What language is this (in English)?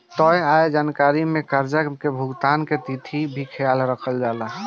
Bhojpuri